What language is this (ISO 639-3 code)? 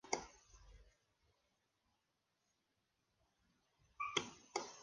spa